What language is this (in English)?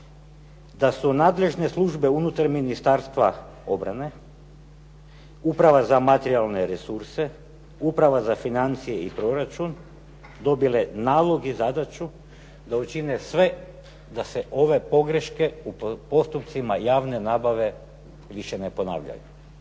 Croatian